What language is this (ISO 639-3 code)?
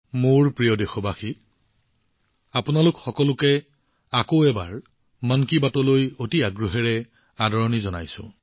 asm